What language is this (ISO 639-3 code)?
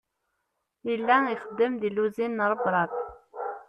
kab